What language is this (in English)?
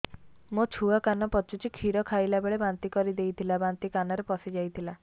Odia